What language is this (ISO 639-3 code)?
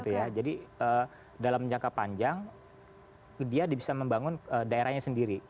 ind